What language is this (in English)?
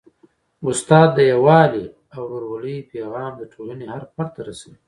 Pashto